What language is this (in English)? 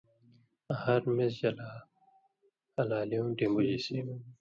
Indus Kohistani